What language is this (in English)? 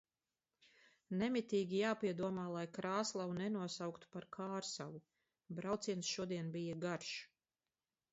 Latvian